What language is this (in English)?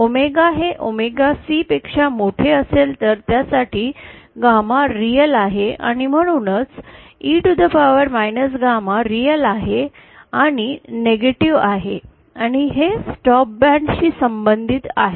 Marathi